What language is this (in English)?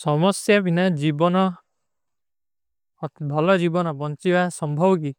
Kui (India)